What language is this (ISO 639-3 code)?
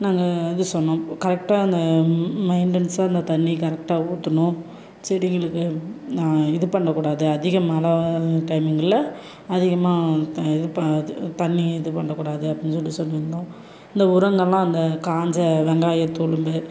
tam